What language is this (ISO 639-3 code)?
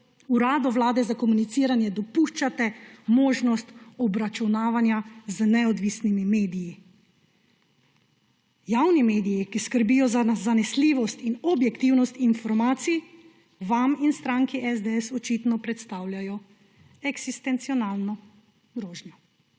slv